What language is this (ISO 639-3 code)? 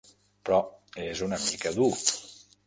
cat